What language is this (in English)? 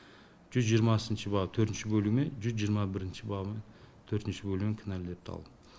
Kazakh